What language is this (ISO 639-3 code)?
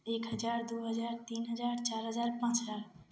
hin